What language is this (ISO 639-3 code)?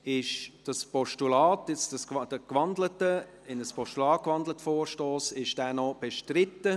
gsw